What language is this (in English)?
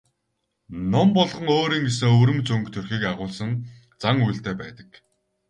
Mongolian